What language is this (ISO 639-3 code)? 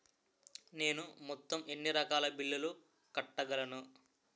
tel